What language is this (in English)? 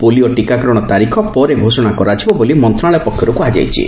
Odia